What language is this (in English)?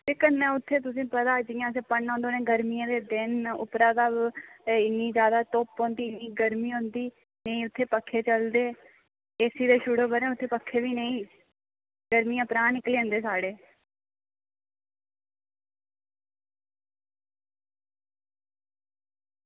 Dogri